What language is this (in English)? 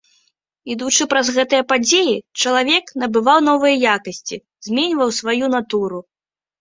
Belarusian